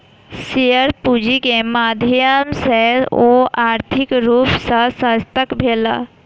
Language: Maithili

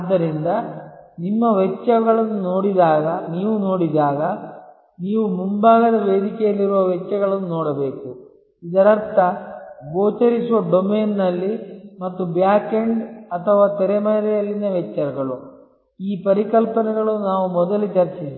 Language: Kannada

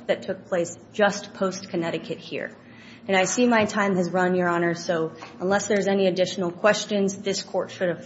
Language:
English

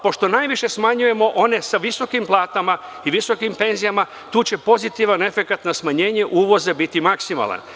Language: Serbian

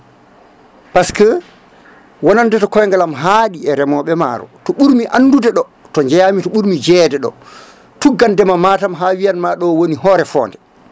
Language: Fula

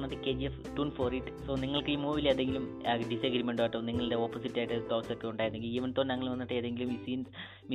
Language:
Malayalam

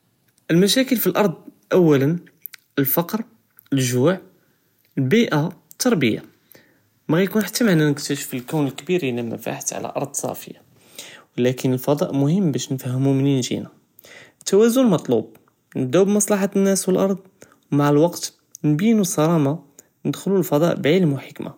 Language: Judeo-Arabic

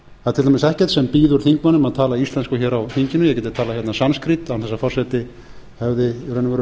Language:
Icelandic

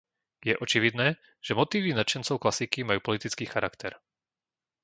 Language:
Slovak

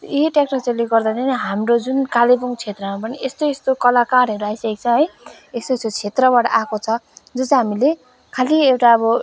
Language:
Nepali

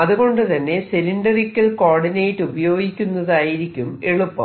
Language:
Malayalam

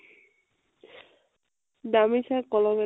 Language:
Assamese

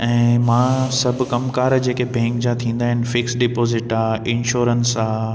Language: Sindhi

